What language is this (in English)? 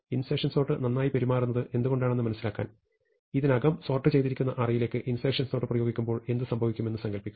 Malayalam